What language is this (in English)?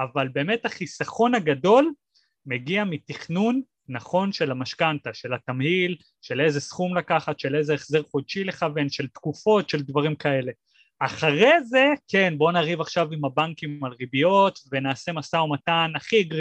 Hebrew